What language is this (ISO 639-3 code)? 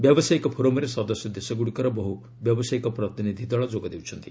ori